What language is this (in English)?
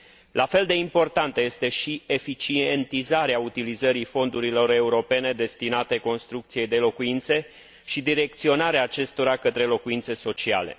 Romanian